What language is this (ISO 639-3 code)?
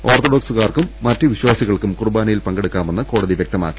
mal